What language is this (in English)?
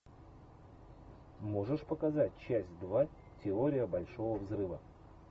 Russian